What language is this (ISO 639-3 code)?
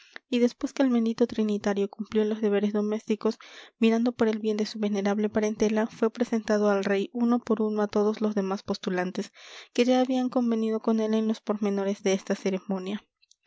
spa